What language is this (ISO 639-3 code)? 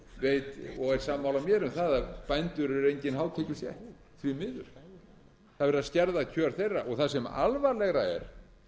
isl